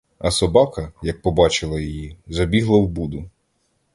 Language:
Ukrainian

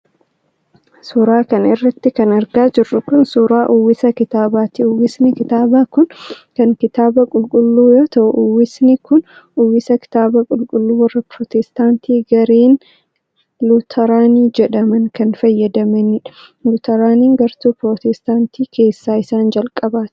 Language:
Oromo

